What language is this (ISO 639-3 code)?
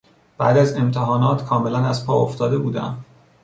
fas